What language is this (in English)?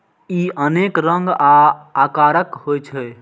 Maithili